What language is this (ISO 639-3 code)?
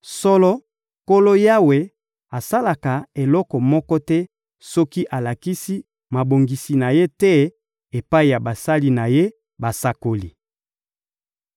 lin